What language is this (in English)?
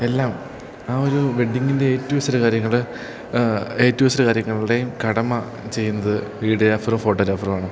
Malayalam